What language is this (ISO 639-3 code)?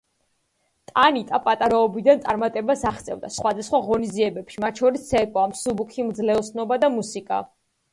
kat